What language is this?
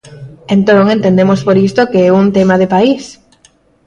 Galician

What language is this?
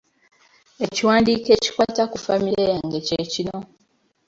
Ganda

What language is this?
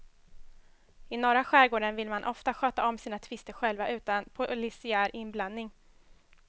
Swedish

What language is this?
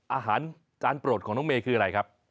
Thai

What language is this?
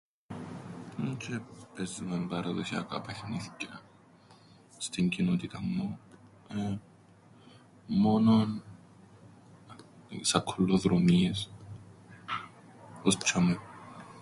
Greek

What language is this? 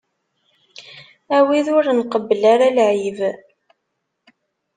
Kabyle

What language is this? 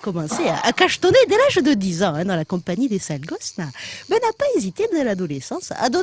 French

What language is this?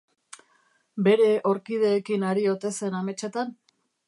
Basque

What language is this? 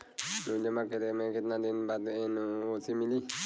Bhojpuri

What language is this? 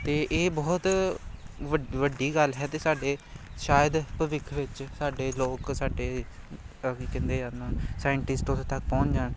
Punjabi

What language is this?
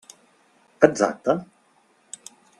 Catalan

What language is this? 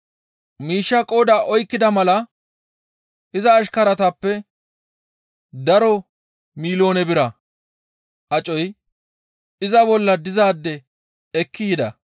Gamo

